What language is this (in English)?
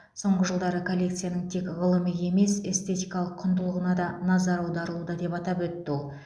Kazakh